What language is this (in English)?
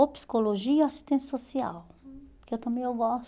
Portuguese